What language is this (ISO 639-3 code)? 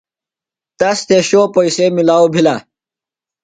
phl